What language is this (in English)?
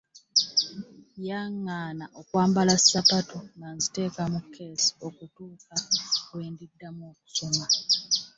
Ganda